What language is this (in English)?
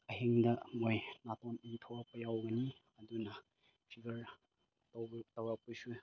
Manipuri